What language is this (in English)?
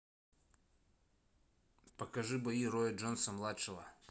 Russian